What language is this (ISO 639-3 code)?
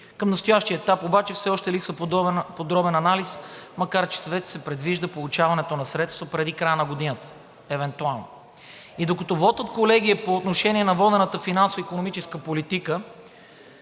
bul